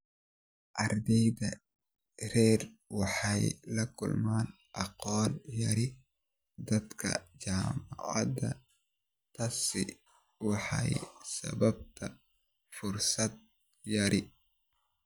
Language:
Somali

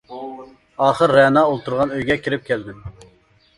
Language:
Uyghur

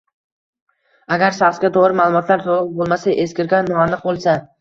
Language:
Uzbek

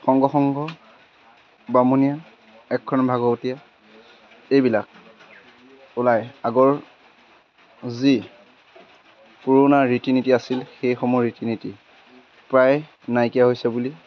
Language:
Assamese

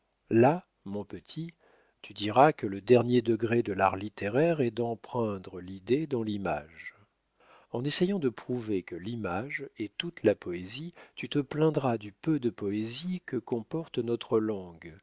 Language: French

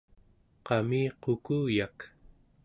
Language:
Central Yupik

